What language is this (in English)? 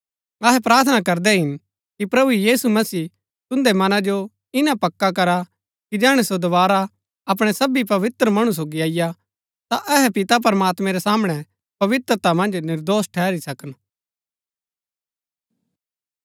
Gaddi